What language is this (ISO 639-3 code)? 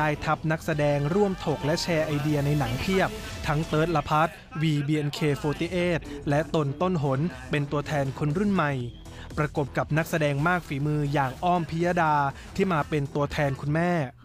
tha